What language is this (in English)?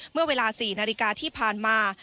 Thai